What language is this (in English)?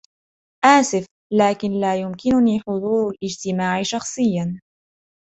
Arabic